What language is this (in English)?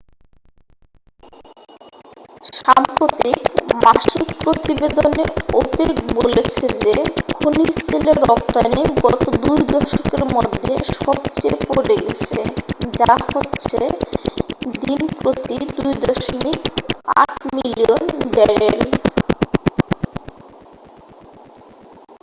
Bangla